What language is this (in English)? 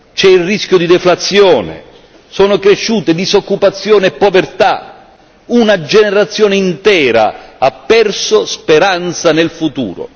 Italian